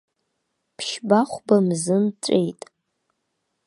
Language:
Abkhazian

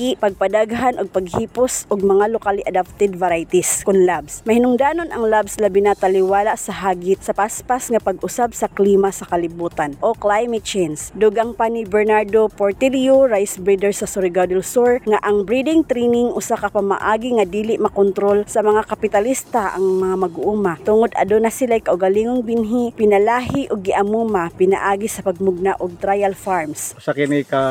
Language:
Filipino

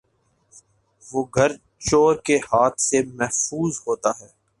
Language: Urdu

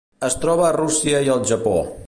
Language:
Catalan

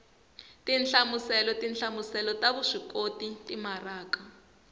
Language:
Tsonga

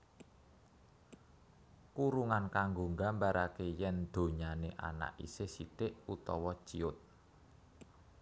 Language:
Javanese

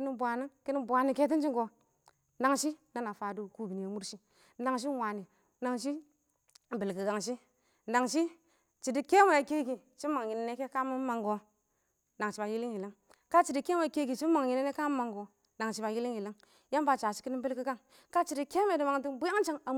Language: Awak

